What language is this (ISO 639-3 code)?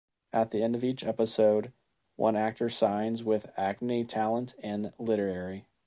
eng